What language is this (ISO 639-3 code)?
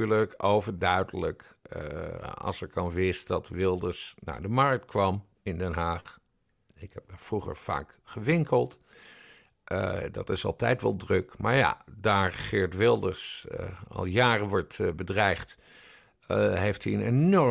nld